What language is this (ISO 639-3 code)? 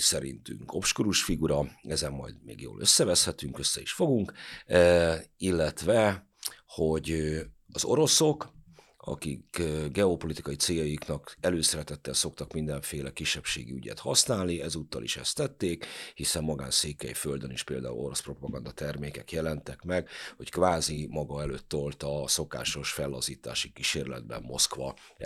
hun